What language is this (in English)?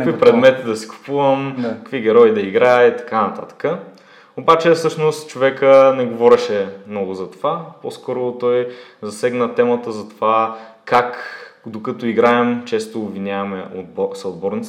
Bulgarian